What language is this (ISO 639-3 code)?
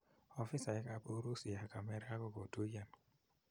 kln